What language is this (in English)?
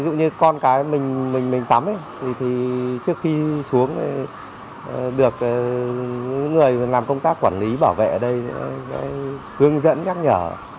Vietnamese